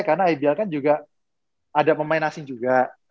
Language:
Indonesian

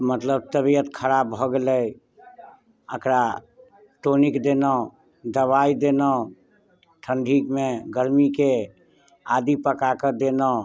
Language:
Maithili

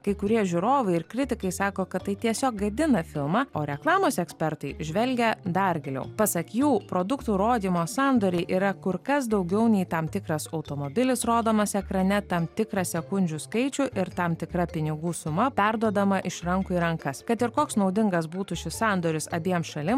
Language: Lithuanian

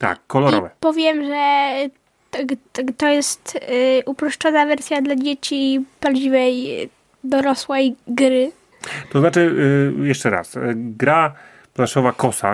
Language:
Polish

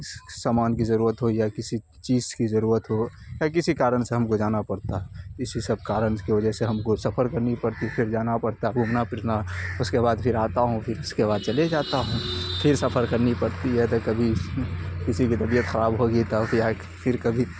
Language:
Urdu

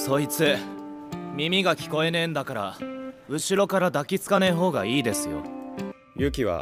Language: Japanese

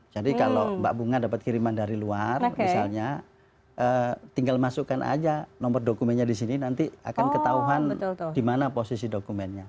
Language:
Indonesian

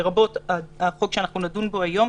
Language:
Hebrew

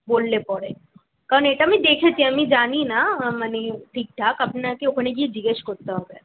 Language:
Bangla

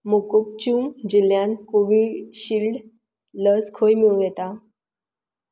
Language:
Konkani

